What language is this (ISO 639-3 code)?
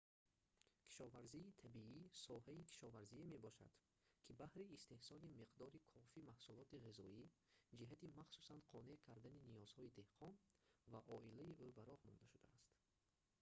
tgk